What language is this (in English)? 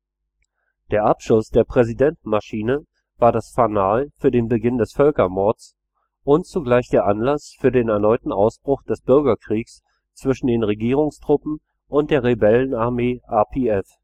German